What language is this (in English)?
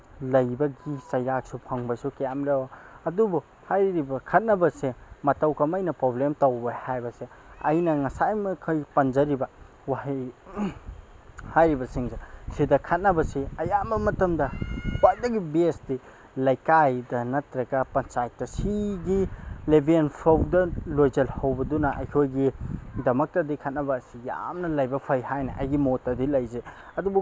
Manipuri